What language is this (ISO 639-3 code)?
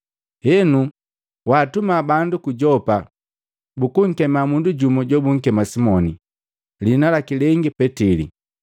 mgv